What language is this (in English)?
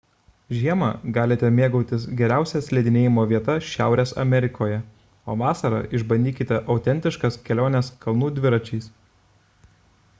Lithuanian